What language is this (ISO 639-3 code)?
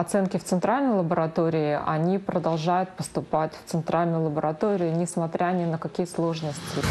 rus